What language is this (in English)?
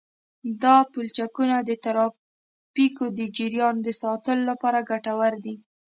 Pashto